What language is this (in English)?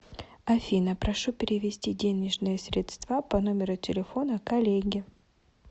Russian